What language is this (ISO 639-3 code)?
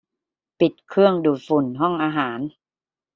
tha